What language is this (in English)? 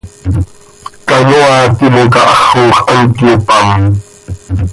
Seri